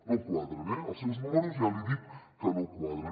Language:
Catalan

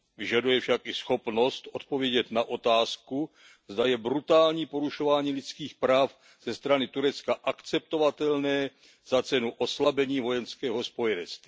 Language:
Czech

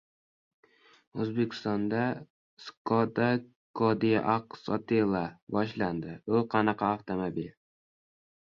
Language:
Uzbek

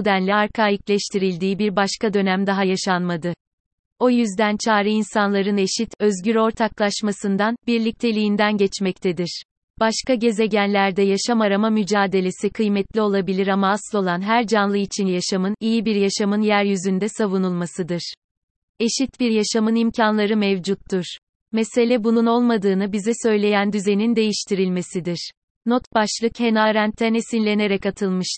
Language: Turkish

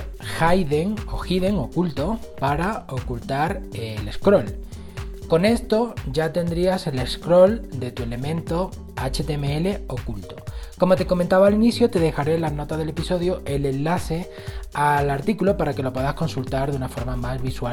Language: Spanish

